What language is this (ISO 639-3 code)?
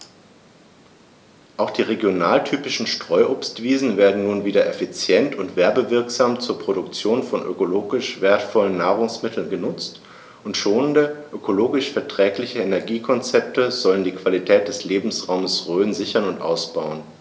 deu